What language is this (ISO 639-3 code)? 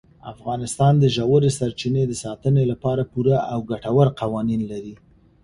pus